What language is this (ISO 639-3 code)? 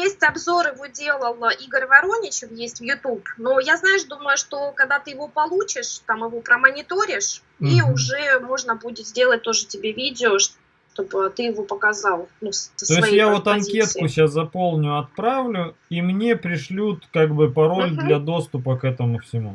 rus